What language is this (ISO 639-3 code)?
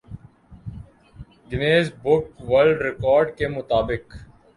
urd